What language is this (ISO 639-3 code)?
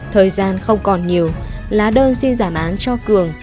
vie